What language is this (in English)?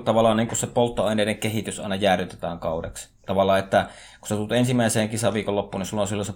Finnish